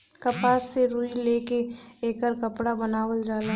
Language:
Bhojpuri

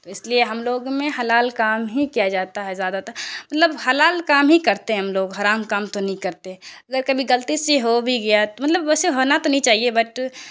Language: Urdu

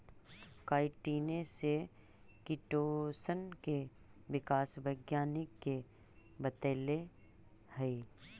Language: Magahi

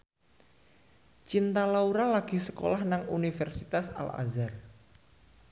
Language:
Javanese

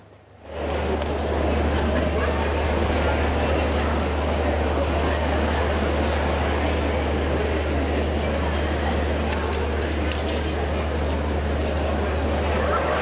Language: Thai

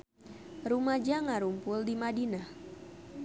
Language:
Sundanese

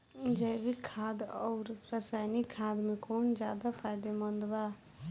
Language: Bhojpuri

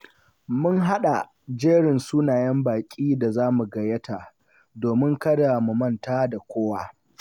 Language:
Hausa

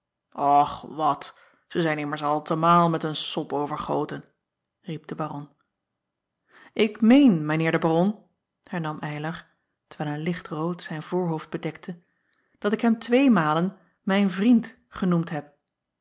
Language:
Dutch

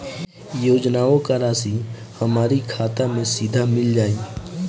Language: Bhojpuri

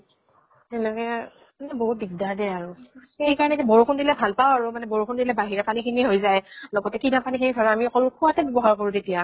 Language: Assamese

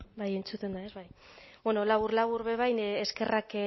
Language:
Basque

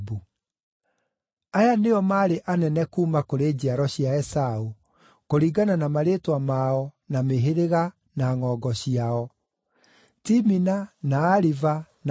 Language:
Kikuyu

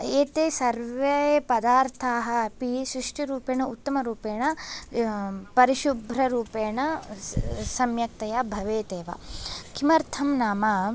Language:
Sanskrit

